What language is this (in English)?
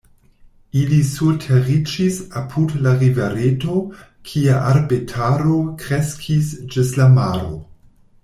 Esperanto